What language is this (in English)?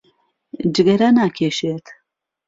Central Kurdish